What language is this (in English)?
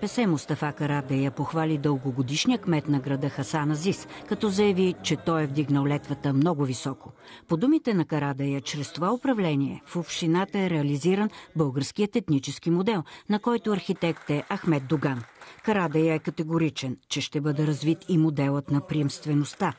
Bulgarian